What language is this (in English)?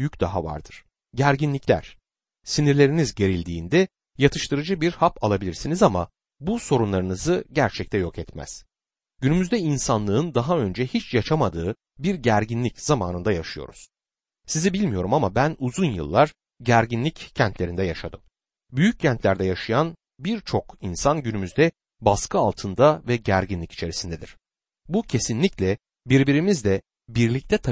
Turkish